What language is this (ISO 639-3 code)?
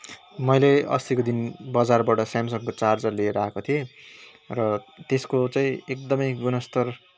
nep